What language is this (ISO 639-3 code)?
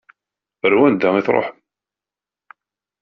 kab